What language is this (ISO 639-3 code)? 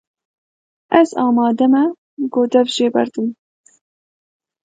kur